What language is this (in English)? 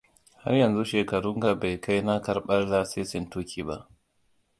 Hausa